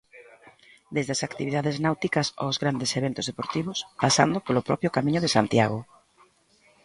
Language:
Galician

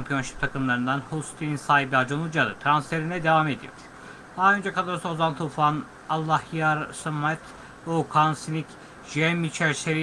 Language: Turkish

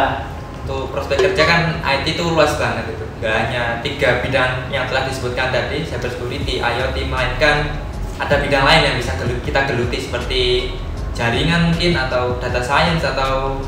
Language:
Indonesian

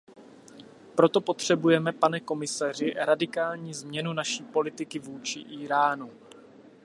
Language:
Czech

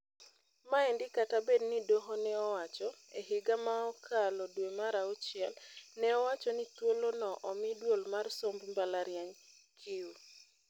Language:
Luo (Kenya and Tanzania)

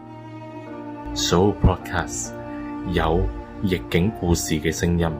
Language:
Chinese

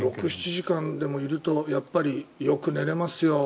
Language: Japanese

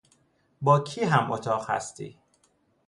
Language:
Persian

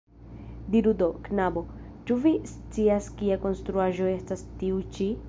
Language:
Esperanto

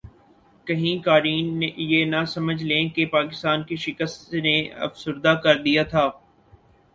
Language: Urdu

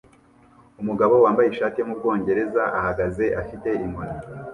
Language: Kinyarwanda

